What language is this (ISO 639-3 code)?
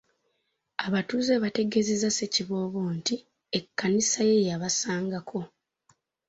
lug